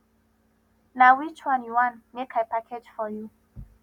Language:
Nigerian Pidgin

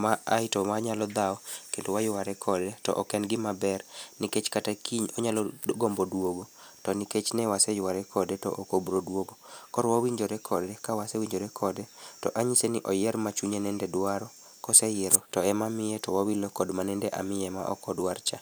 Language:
Luo (Kenya and Tanzania)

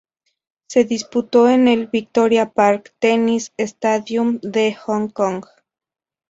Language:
Spanish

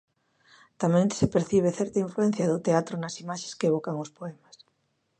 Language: Galician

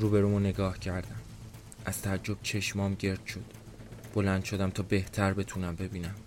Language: Persian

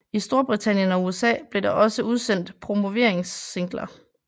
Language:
Danish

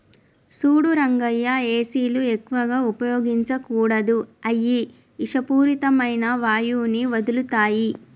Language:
Telugu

